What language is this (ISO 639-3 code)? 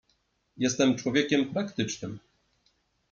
pol